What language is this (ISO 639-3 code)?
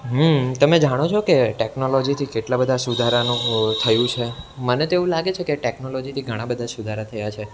guj